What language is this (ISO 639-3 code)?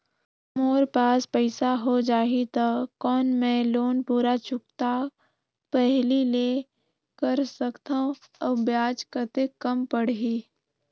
hne